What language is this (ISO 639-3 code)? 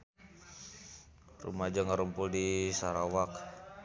sun